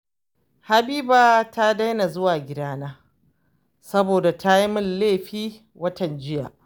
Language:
Hausa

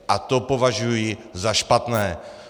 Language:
Czech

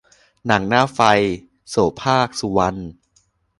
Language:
Thai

